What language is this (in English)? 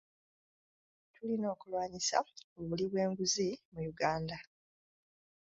Ganda